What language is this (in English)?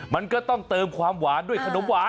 Thai